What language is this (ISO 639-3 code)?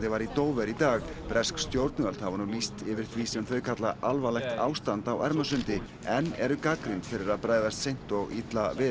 isl